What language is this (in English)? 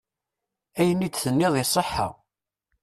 Kabyle